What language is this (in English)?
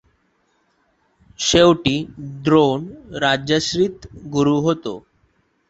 Marathi